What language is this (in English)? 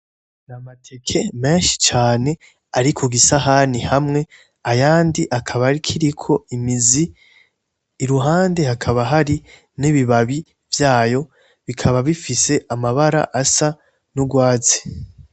Rundi